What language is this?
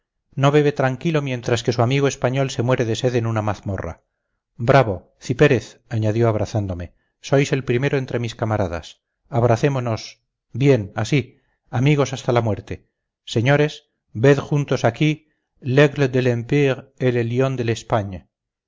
Spanish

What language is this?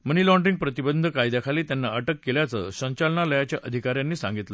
Marathi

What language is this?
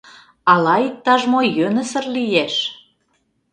Mari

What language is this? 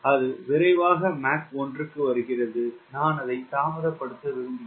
Tamil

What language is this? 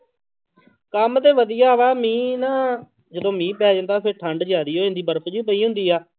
Punjabi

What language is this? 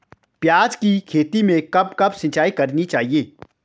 Hindi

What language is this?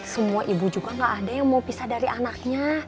Indonesian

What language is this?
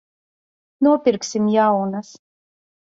Latvian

